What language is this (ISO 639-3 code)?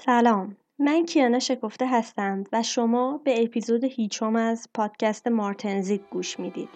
fas